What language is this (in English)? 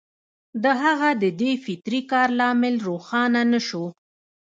Pashto